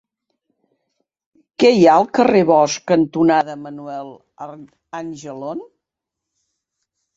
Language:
Catalan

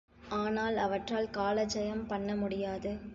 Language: Tamil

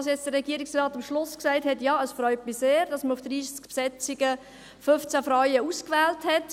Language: Swiss German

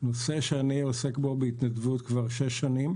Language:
Hebrew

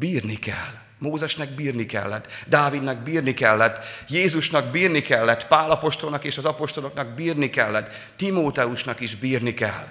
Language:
Hungarian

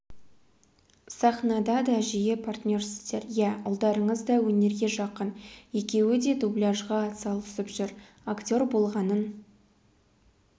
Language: Kazakh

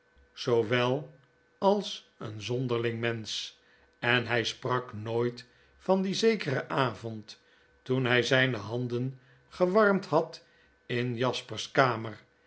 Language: Dutch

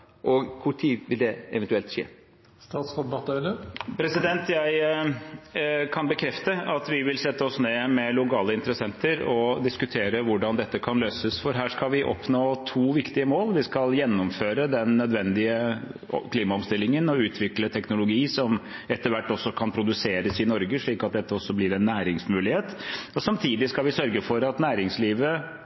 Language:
Norwegian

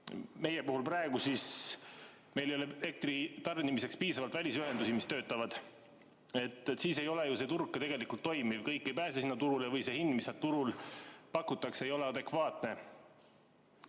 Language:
Estonian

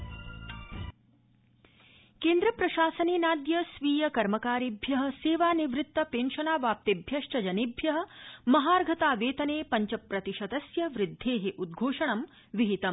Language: Sanskrit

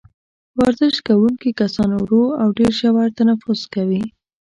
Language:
Pashto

